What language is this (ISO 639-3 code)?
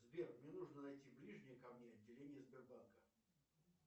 rus